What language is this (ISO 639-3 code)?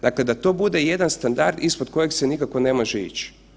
hrv